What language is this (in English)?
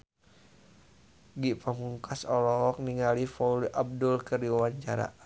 Sundanese